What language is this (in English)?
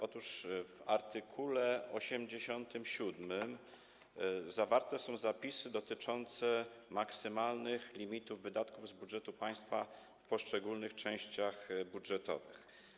Polish